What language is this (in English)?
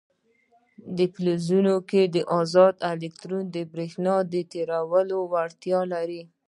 Pashto